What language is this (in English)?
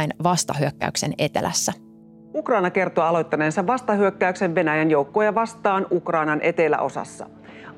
Finnish